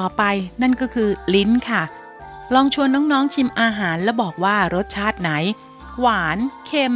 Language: Thai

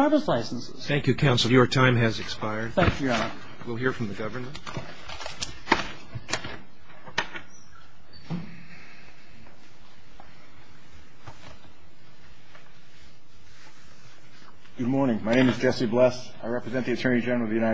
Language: English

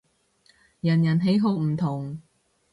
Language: Cantonese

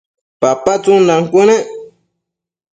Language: Matsés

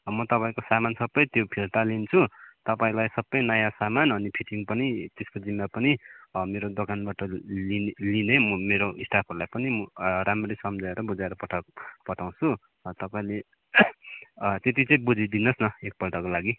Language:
Nepali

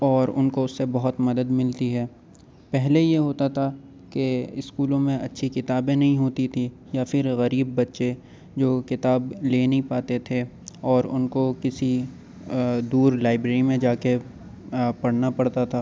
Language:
Urdu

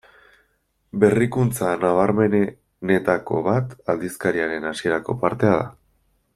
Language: Basque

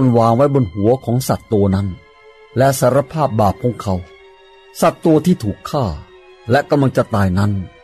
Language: Thai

